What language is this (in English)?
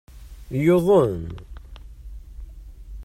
Kabyle